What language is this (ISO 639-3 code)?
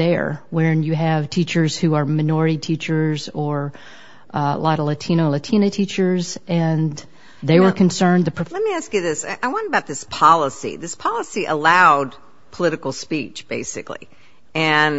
eng